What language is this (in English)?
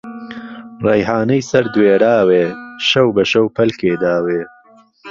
Central Kurdish